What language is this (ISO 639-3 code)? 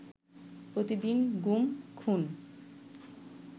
ben